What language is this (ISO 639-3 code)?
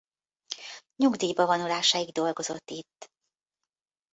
hun